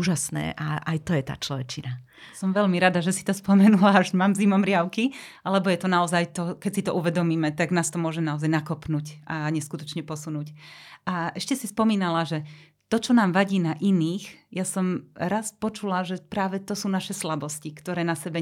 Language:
Slovak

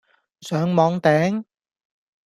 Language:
Cantonese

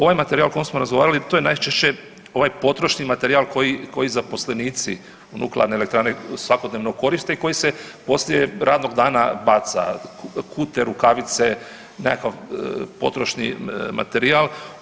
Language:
Croatian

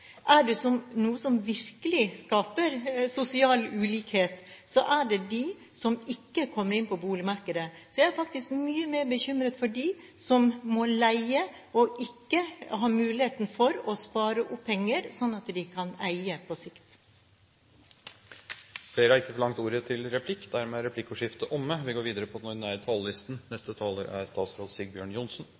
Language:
Norwegian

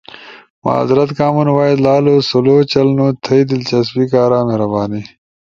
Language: Ushojo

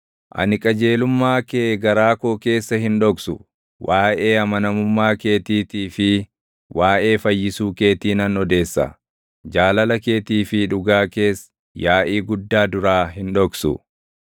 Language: Oromo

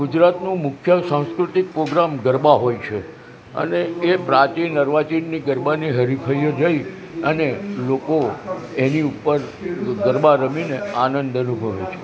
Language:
Gujarati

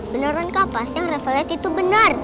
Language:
Indonesian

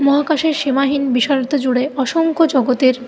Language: Bangla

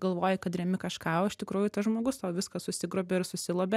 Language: Lithuanian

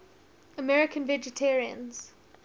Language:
English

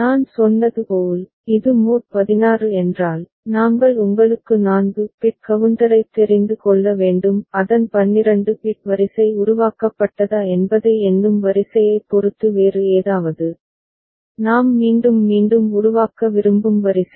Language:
Tamil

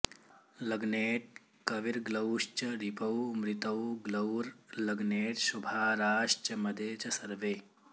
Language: Sanskrit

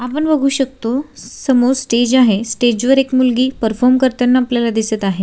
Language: Marathi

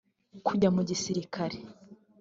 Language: Kinyarwanda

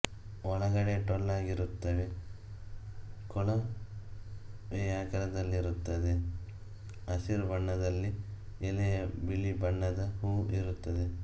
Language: Kannada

